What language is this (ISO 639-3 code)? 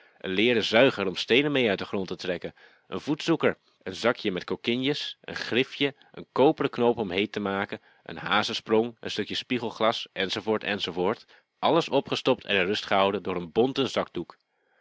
nld